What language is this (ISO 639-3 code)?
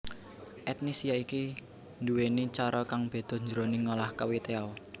jav